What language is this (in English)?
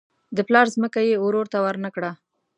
Pashto